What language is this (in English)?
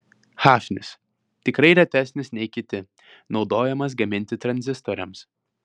Lithuanian